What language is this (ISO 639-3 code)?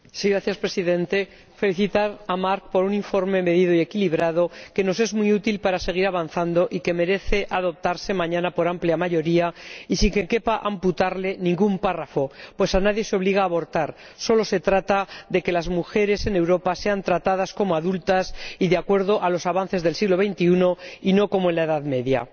spa